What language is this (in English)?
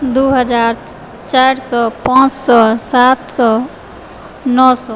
Maithili